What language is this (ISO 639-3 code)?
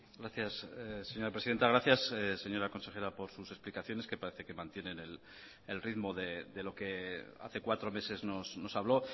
spa